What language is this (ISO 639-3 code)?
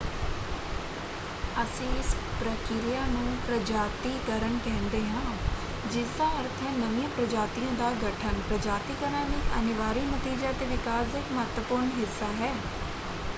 pan